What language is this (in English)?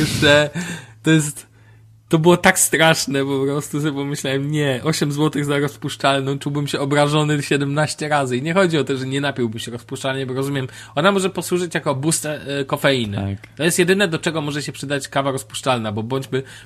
Polish